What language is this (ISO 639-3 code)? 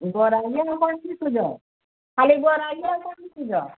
ori